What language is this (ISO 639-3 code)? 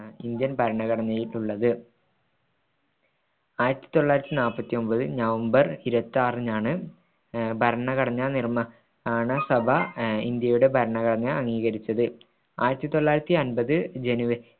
mal